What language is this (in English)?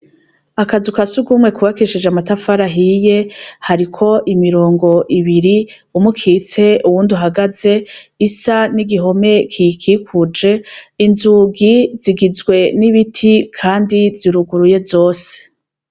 Rundi